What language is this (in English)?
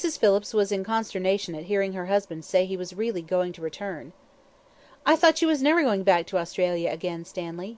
English